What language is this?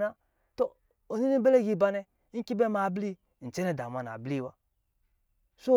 Lijili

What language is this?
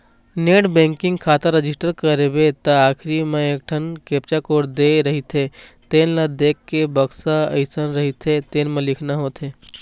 Chhattisgarhi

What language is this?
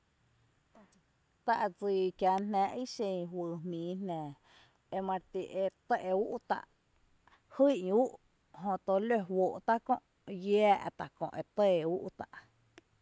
Tepinapa Chinantec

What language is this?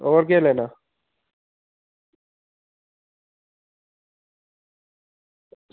Dogri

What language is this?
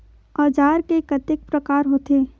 Chhattisgarhi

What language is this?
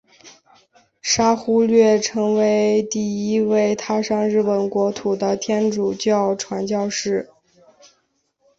Chinese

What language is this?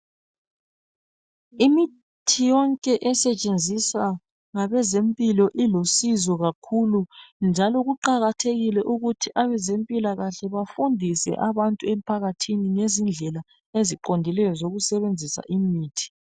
North Ndebele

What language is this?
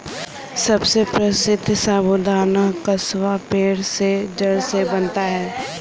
Hindi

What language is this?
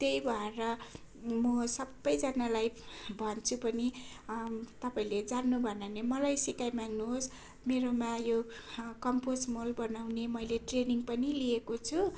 Nepali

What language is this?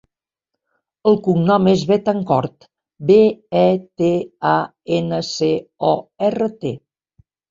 Catalan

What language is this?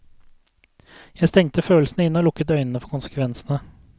Norwegian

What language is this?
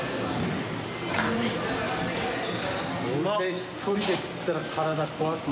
Japanese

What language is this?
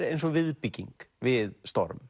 Icelandic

